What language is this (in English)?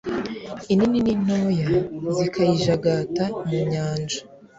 Kinyarwanda